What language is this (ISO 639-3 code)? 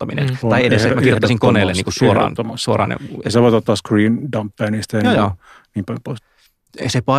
fin